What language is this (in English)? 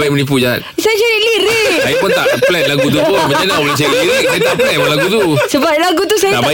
Malay